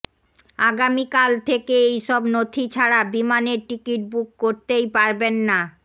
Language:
Bangla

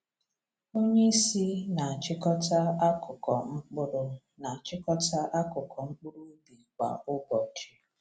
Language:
Igbo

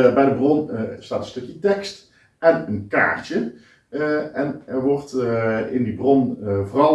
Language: Dutch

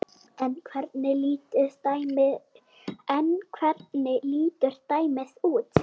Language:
Icelandic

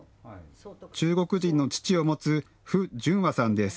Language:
Japanese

